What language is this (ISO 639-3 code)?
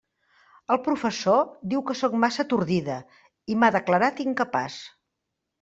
cat